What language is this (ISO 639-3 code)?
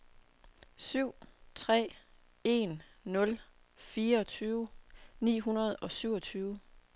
dan